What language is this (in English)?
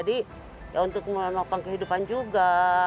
Indonesian